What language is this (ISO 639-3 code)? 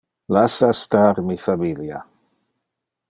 ina